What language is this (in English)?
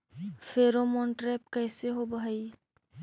Magahi